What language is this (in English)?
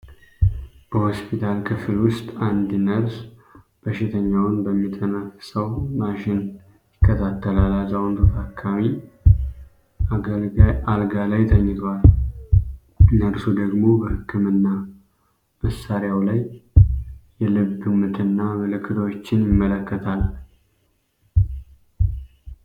Amharic